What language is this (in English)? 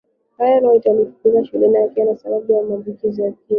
Swahili